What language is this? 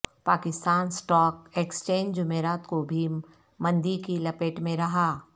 Urdu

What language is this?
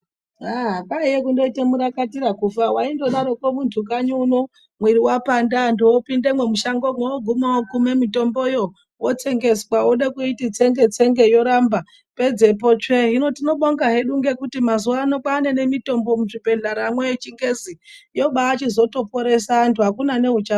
Ndau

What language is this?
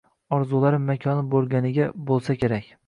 Uzbek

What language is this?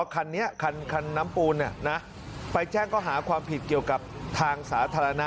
Thai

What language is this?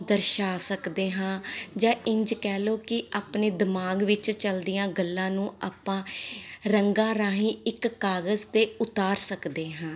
Punjabi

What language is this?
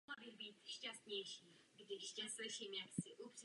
Czech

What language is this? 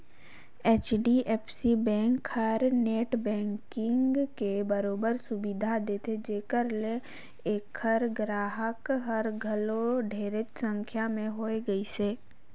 Chhattisgarhi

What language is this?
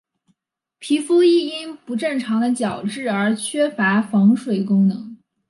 Chinese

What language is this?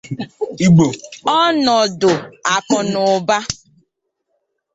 Igbo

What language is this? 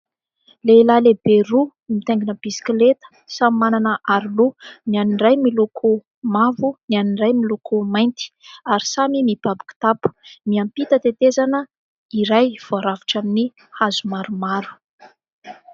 Malagasy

